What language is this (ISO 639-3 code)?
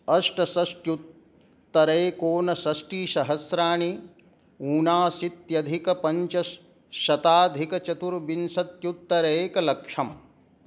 san